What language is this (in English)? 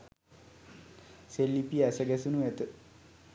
Sinhala